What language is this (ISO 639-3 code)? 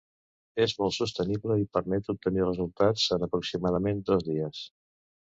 cat